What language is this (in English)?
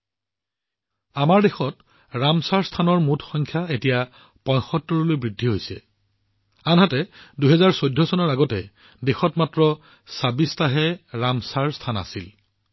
Assamese